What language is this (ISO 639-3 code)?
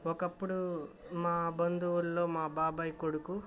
tel